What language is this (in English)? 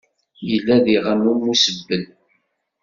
Kabyle